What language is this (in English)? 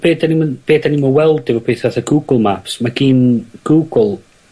Welsh